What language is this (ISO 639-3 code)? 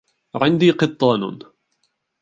ara